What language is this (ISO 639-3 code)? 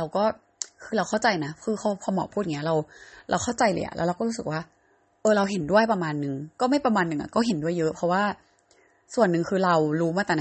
tha